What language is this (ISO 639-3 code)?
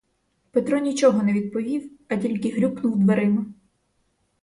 ukr